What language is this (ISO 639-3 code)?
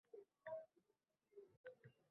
uzb